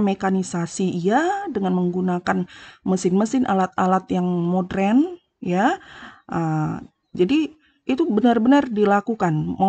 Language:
Indonesian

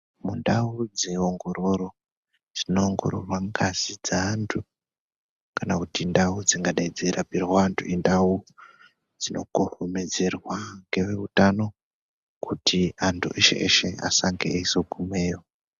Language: Ndau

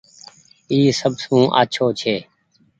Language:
Goaria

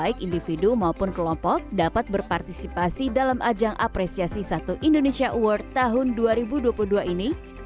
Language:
Indonesian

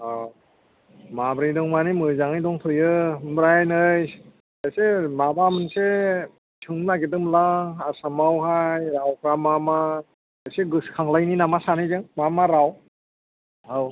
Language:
Bodo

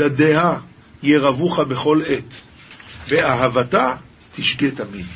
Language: Hebrew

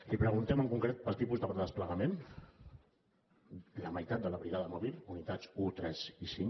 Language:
Catalan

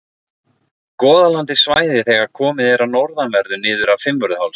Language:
Icelandic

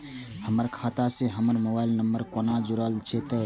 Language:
Maithili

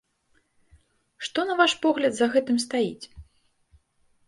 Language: Belarusian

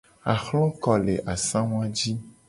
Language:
Gen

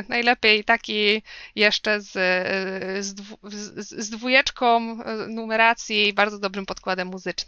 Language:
Polish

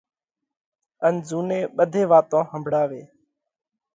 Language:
Parkari Koli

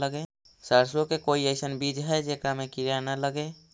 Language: Magahi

